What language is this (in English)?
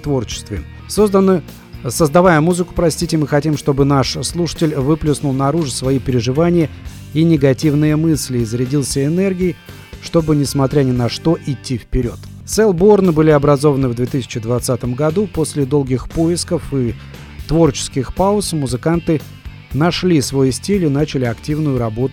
Russian